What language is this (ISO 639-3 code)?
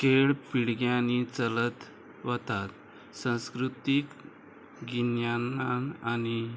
kok